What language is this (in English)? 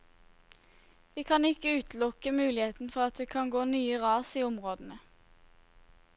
Norwegian